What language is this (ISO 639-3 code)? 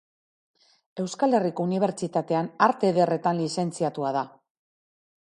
eus